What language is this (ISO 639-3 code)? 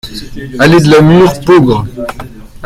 fra